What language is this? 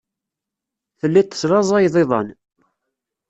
Kabyle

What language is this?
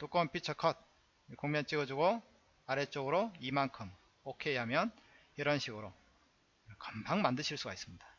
Korean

